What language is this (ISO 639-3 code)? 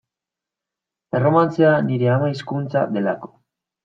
eus